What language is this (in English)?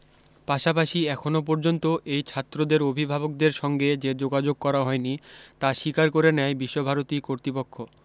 Bangla